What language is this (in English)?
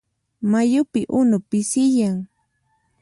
Puno Quechua